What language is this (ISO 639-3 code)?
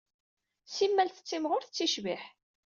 kab